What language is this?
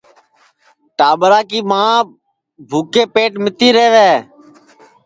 Sansi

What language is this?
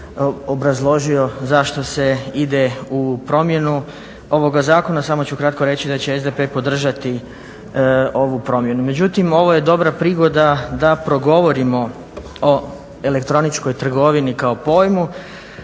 Croatian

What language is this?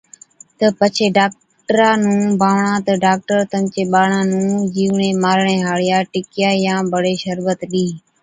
Od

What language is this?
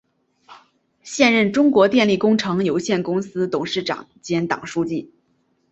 Chinese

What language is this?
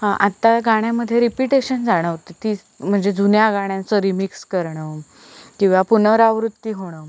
Marathi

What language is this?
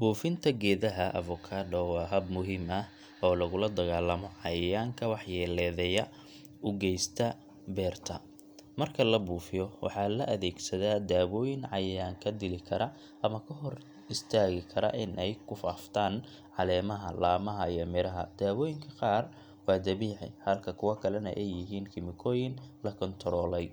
Somali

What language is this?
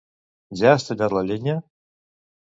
Catalan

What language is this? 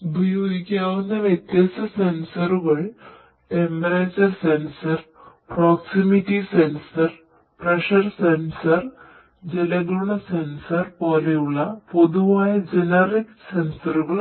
Malayalam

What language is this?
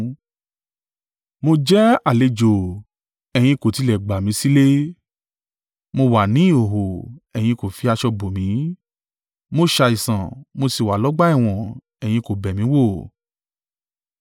Yoruba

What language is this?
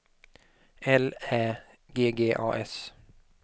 Swedish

